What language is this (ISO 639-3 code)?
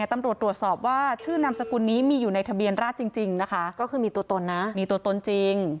tha